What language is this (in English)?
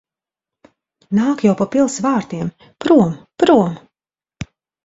Latvian